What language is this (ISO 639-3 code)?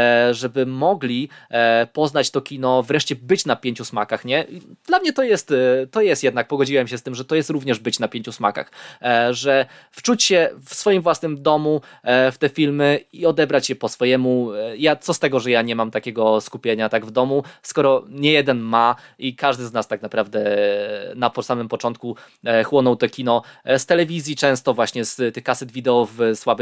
pol